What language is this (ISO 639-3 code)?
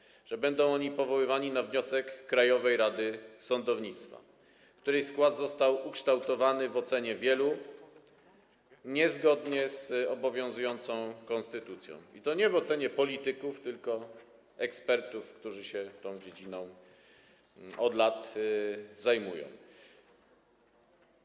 pol